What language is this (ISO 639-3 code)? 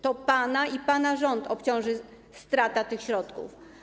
pol